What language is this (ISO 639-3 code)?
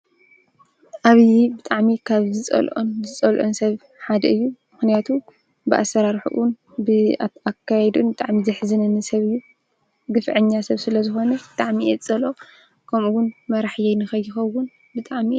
tir